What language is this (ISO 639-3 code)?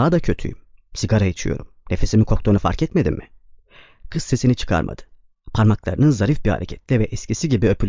tur